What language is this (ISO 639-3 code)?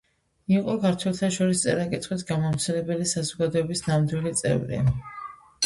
kat